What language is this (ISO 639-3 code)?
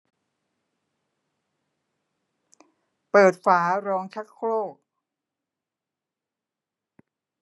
tha